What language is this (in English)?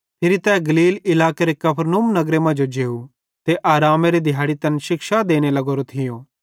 Bhadrawahi